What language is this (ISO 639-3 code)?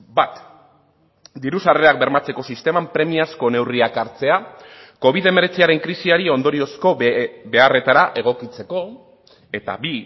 eus